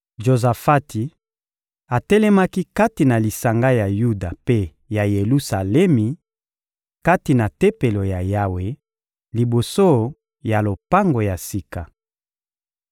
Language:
Lingala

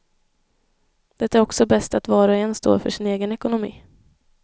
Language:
Swedish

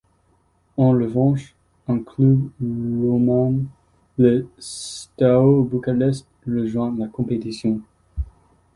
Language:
French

